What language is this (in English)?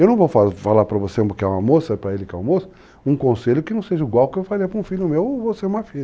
Portuguese